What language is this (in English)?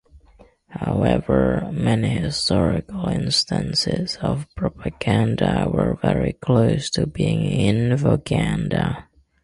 English